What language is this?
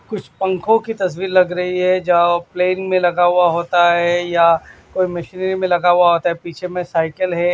Hindi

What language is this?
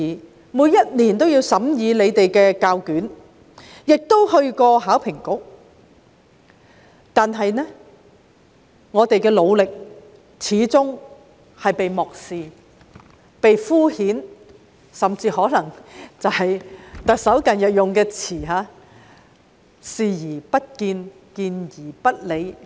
Cantonese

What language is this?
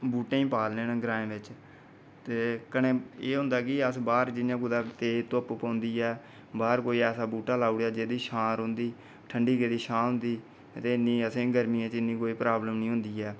Dogri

